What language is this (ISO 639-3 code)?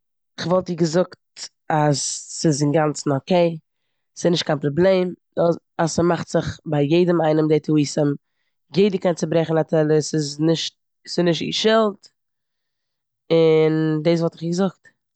yid